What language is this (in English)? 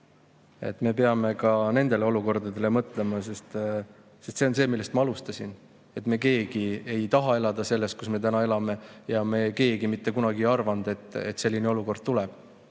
Estonian